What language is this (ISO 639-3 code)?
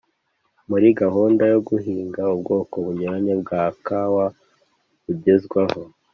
kin